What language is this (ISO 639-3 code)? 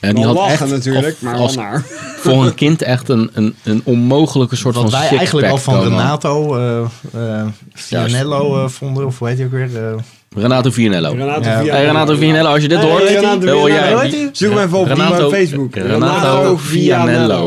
nld